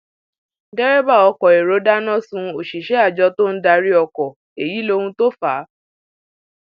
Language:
Yoruba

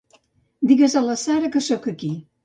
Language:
Catalan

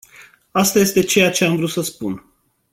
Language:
Romanian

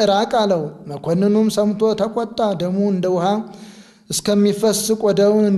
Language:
Arabic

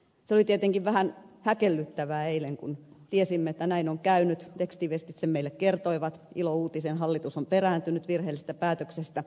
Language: Finnish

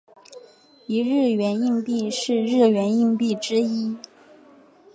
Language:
Chinese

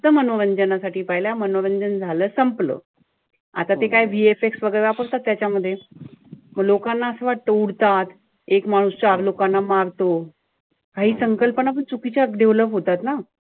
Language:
Marathi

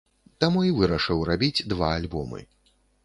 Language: Belarusian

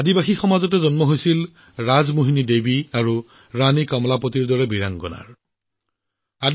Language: Assamese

